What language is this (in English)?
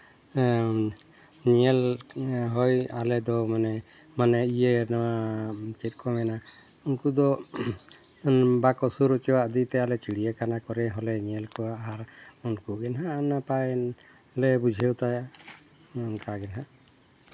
Santali